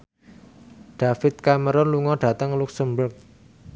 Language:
Javanese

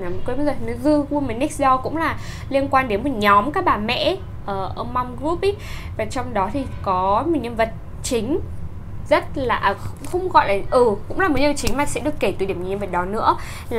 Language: Vietnamese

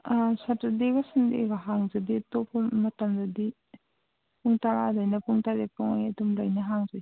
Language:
Manipuri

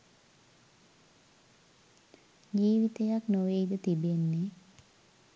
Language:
Sinhala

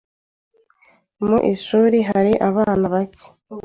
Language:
Kinyarwanda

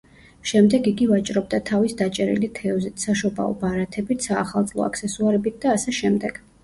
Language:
Georgian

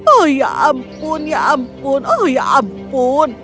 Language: Indonesian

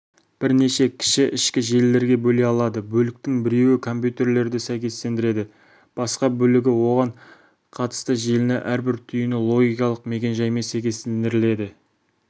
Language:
Kazakh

